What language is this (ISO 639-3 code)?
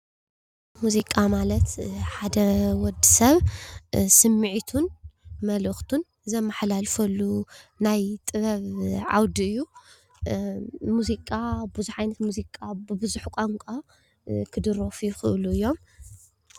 tir